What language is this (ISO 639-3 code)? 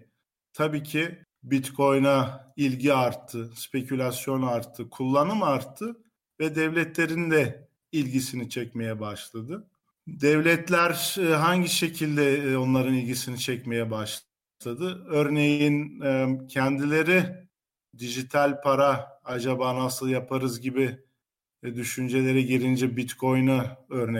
tur